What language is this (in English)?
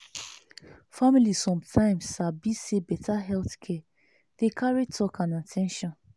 Nigerian Pidgin